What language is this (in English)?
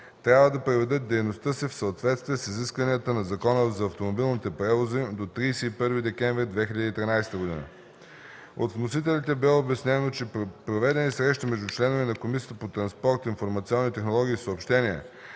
Bulgarian